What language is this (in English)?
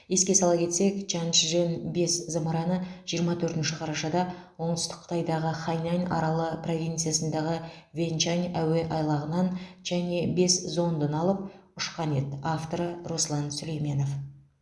Kazakh